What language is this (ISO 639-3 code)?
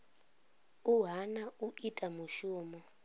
ven